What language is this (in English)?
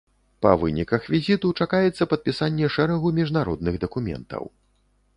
Belarusian